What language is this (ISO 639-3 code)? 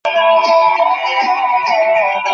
ben